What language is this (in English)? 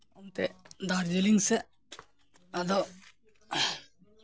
Santali